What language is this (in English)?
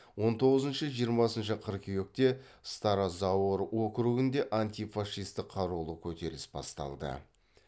Kazakh